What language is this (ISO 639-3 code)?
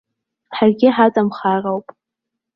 abk